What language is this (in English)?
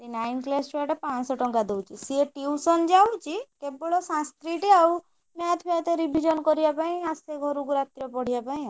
Odia